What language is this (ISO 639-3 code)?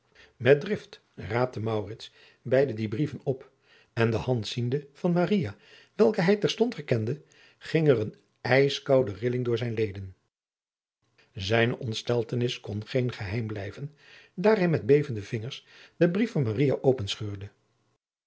nld